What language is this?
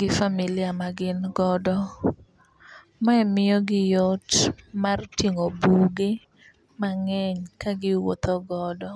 Luo (Kenya and Tanzania)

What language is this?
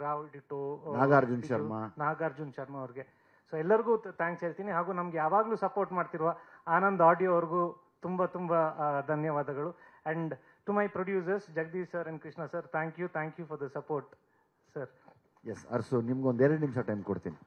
Kannada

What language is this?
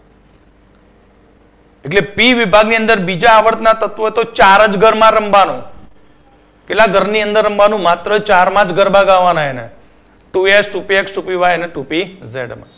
Gujarati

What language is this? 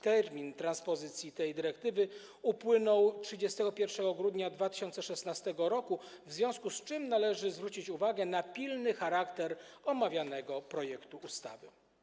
Polish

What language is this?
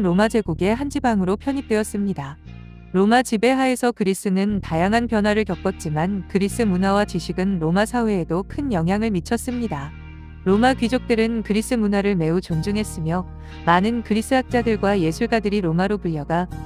Korean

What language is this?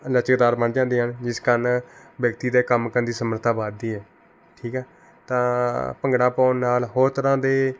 Punjabi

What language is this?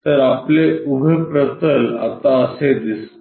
Marathi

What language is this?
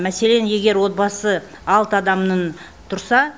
Kazakh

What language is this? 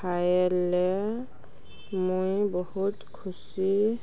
Odia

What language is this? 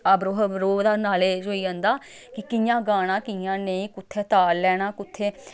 Dogri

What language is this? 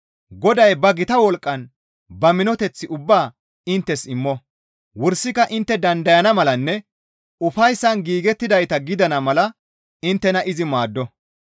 Gamo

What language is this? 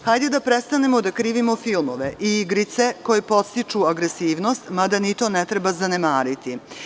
Serbian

